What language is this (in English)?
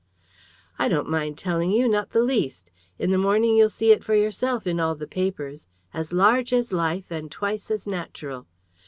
English